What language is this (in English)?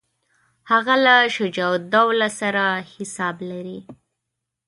Pashto